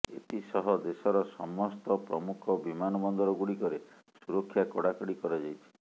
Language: Odia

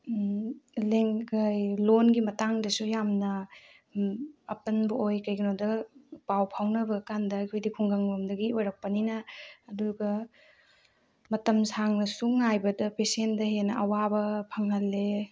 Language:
Manipuri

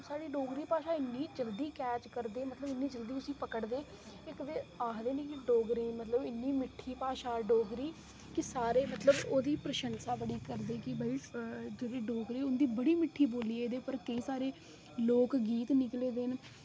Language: Dogri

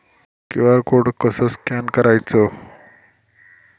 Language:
Marathi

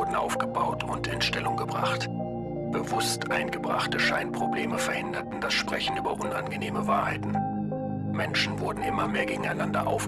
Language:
German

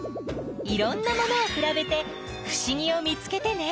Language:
Japanese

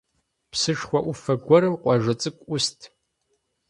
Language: Kabardian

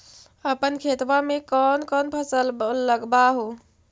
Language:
Magahi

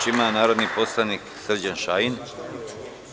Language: Serbian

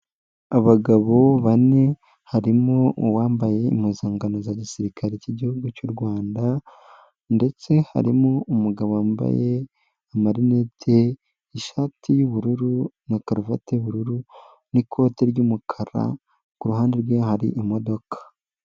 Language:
Kinyarwanda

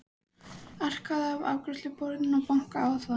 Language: Icelandic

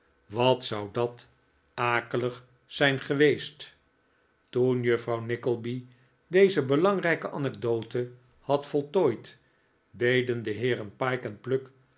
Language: Dutch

